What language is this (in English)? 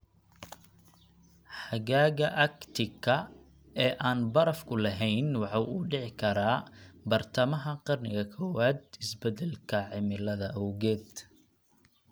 Somali